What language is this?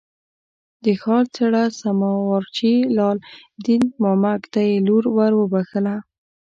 Pashto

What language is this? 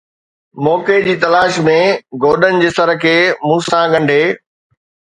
Sindhi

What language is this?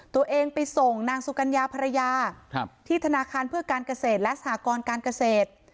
Thai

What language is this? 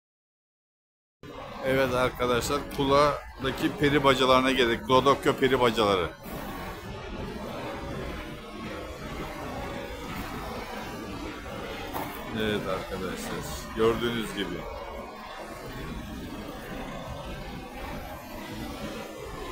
Turkish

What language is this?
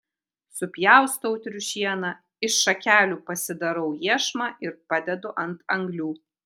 Lithuanian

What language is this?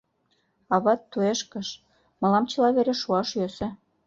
Mari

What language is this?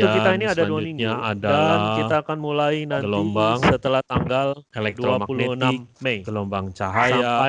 Indonesian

